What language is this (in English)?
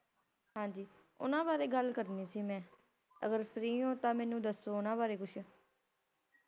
Punjabi